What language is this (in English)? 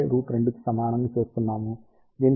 Telugu